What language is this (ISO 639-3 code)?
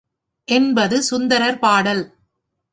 tam